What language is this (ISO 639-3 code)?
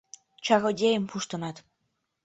chm